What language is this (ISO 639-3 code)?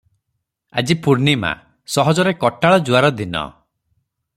ori